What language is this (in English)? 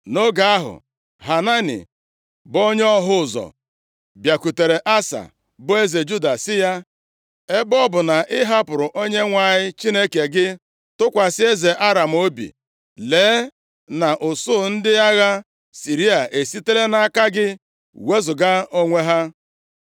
Igbo